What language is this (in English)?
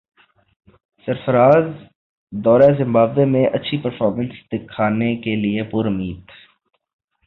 Urdu